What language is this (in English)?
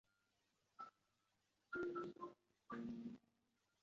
Chinese